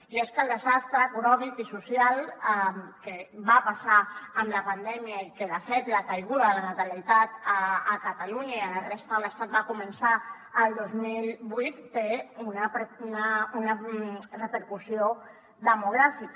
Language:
Catalan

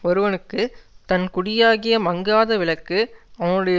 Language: Tamil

